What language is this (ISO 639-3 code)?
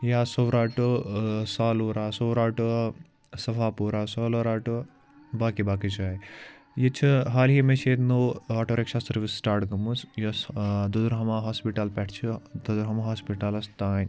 kas